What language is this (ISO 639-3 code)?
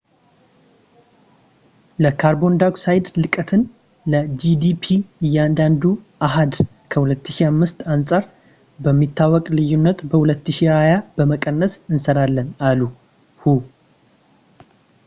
amh